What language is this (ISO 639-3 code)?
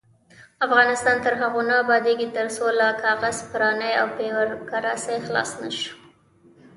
pus